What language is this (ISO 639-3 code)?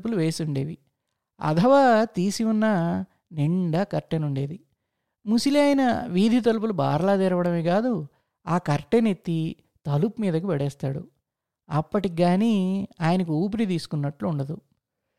tel